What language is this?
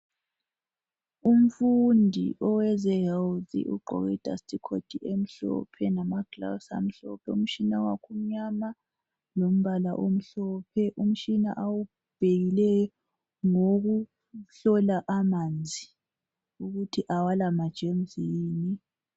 North Ndebele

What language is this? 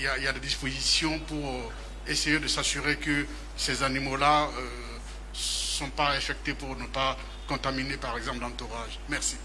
French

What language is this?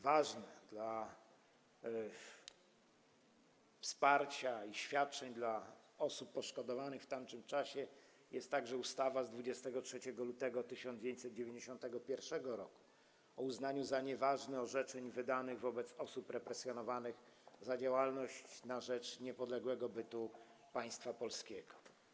Polish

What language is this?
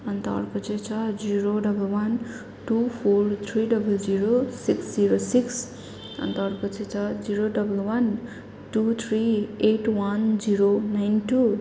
Nepali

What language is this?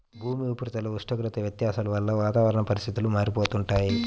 Telugu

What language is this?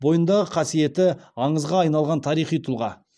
Kazakh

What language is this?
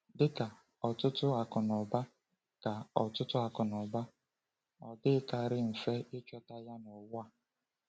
Igbo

